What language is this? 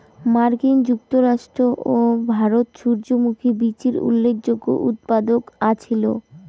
Bangla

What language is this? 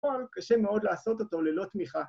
Hebrew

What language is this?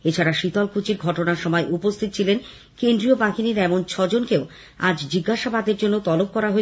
Bangla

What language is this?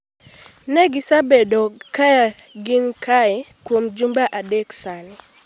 Luo (Kenya and Tanzania)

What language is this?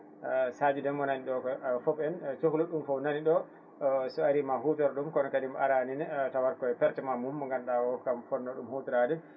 Fula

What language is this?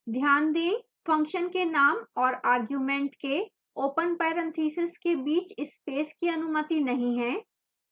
Hindi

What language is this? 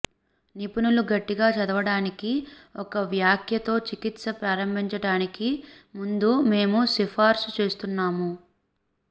Telugu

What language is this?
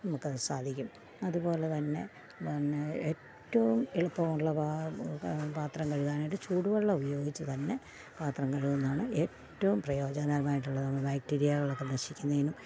Malayalam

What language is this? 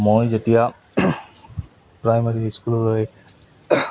Assamese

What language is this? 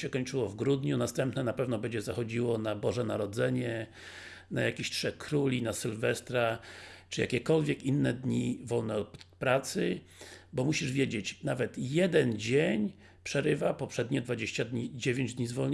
Polish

